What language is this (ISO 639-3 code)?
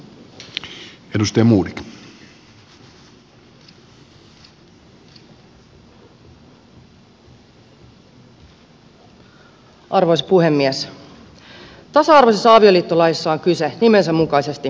fin